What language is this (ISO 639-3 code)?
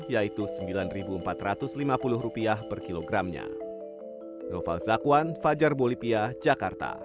ind